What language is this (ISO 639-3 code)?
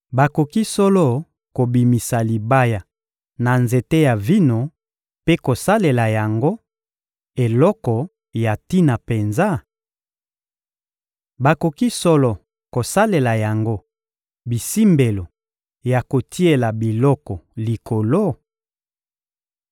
lin